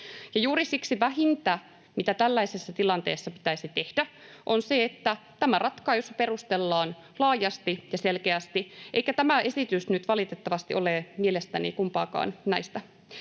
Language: Finnish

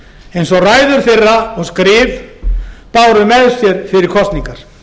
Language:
Icelandic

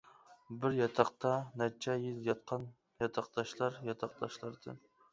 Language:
Uyghur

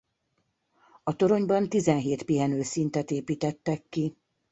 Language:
Hungarian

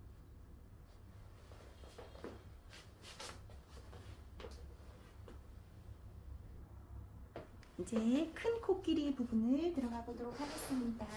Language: Korean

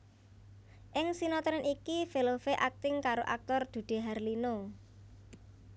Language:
Javanese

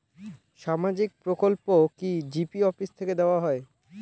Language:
Bangla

